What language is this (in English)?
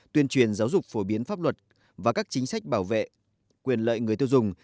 Vietnamese